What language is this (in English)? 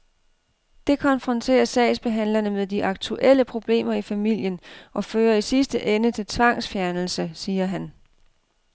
Danish